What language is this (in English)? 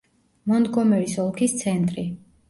Georgian